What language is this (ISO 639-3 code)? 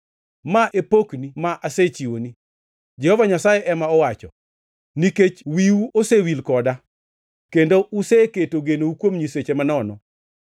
luo